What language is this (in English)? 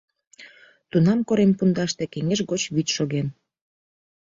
Mari